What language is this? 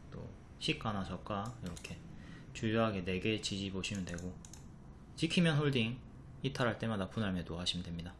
Korean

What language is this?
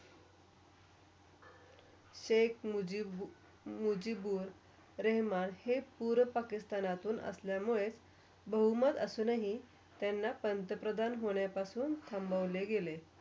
Marathi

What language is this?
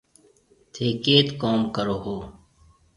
Marwari (Pakistan)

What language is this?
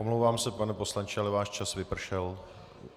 Czech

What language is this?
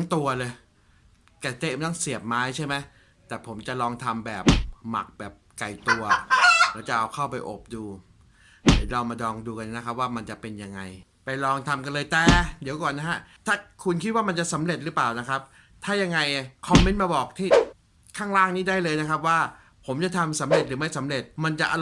Thai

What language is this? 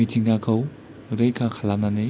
Bodo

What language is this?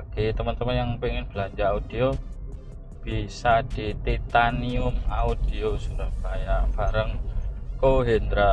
Indonesian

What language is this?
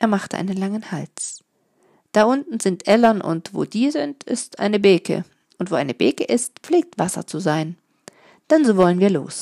German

